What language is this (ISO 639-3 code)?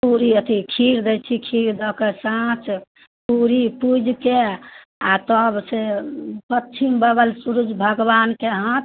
mai